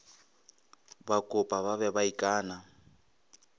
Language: Northern Sotho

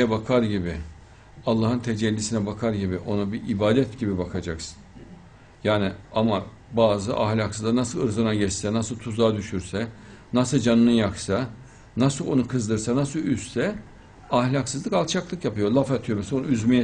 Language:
Turkish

